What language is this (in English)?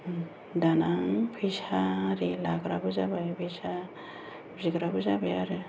Bodo